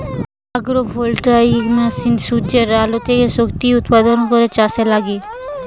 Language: Bangla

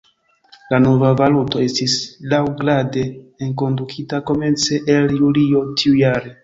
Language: Esperanto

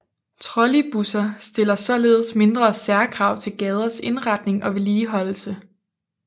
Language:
Danish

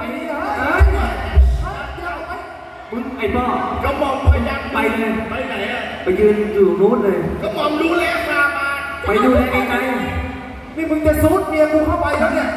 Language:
Thai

